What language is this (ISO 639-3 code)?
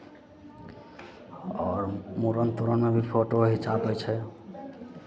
mai